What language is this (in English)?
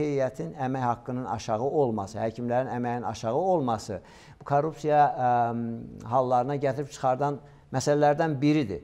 Turkish